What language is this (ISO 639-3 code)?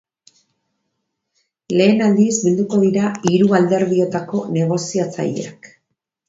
eus